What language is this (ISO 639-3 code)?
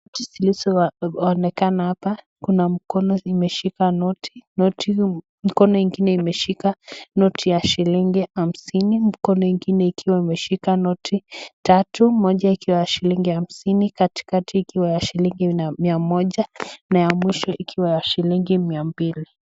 swa